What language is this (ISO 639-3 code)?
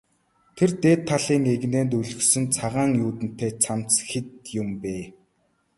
mon